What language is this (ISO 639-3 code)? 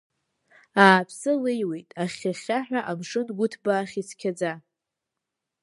abk